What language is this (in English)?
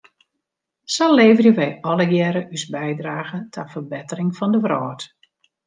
Western Frisian